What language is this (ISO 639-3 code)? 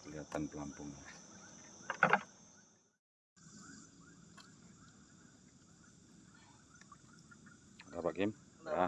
ind